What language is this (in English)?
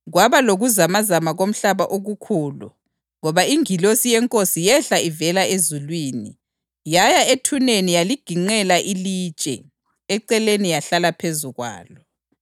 North Ndebele